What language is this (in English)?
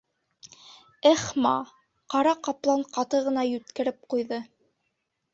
Bashkir